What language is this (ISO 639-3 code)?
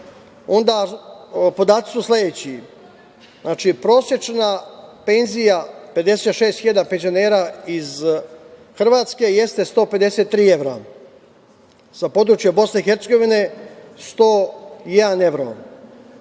srp